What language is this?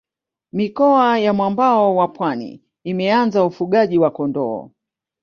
Swahili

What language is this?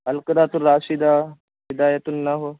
Urdu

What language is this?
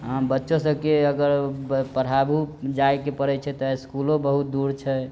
Maithili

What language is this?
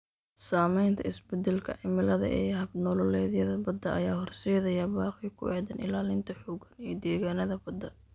Somali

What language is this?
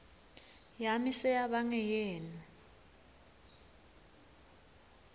Swati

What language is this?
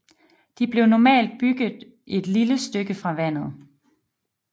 Danish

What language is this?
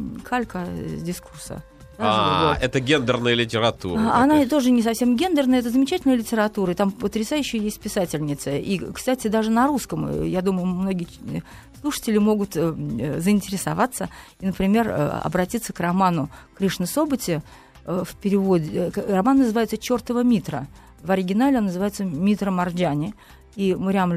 Russian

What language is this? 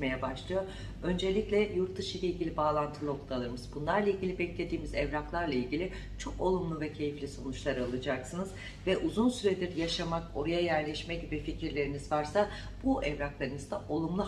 Turkish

